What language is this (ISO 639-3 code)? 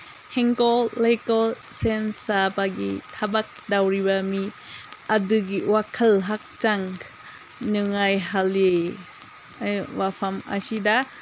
mni